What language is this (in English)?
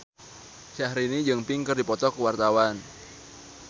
Sundanese